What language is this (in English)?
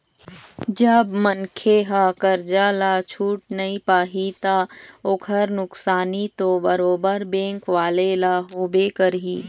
Chhattisgarhi